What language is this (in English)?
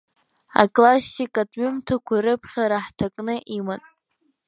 Abkhazian